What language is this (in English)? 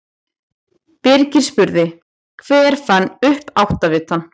Icelandic